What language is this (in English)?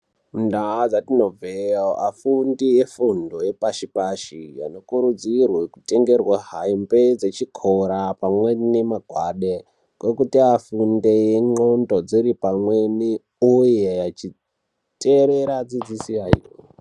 Ndau